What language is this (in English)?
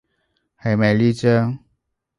Cantonese